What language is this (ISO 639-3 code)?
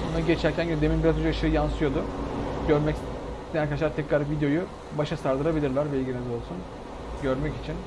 tur